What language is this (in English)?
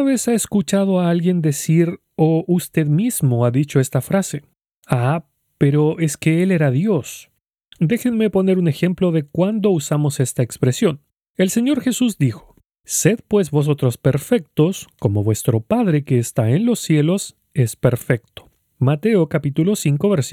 Spanish